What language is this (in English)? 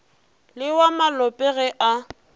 Northern Sotho